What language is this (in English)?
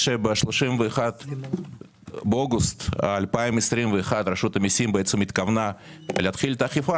Hebrew